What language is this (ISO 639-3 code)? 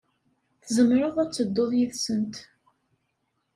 kab